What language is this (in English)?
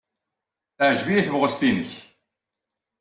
Kabyle